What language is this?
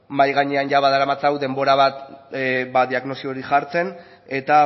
Basque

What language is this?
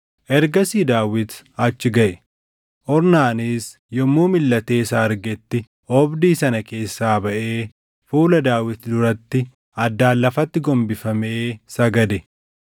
Oromo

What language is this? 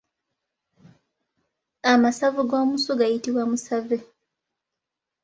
Ganda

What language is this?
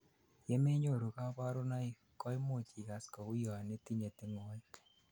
Kalenjin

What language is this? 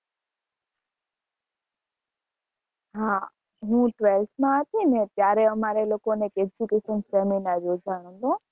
Gujarati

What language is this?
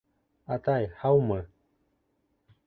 Bashkir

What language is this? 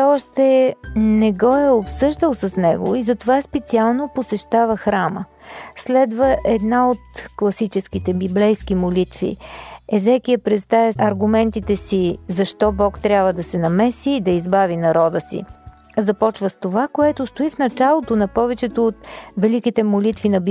Bulgarian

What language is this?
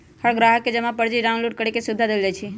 Magahi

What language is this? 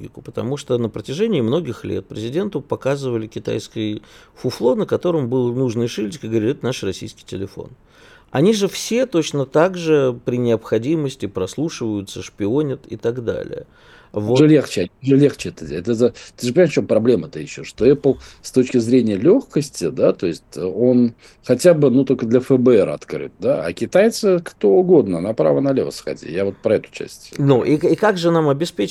Russian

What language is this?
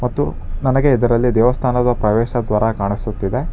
Kannada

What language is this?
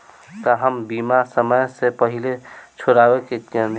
Bhojpuri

